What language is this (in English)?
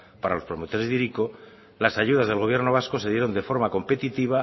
Spanish